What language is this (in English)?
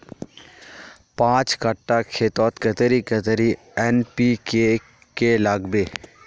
Magahi